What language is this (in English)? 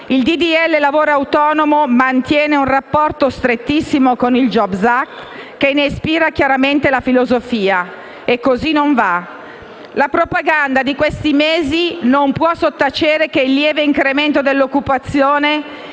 Italian